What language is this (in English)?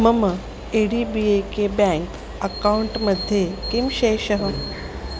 Sanskrit